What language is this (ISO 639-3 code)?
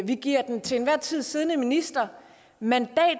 dan